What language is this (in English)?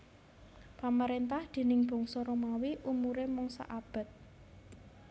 Javanese